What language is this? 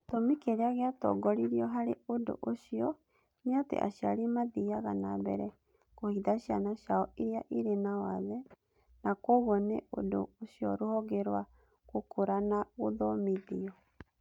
Kikuyu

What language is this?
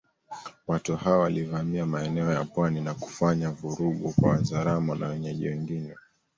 Swahili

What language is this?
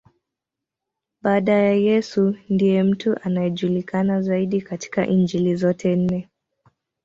Swahili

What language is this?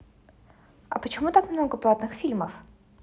Russian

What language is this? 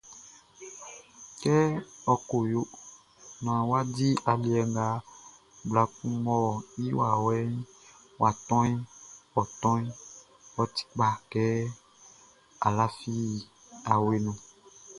Baoulé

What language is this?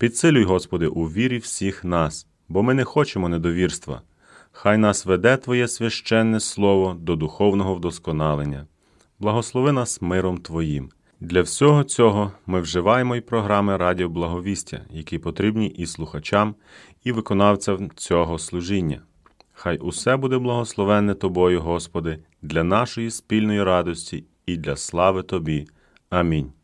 Ukrainian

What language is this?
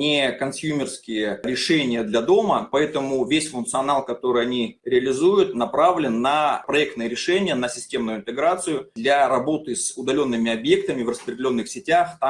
Russian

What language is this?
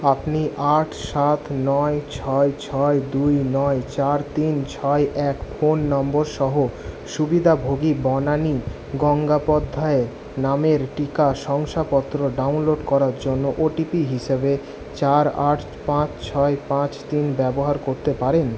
Bangla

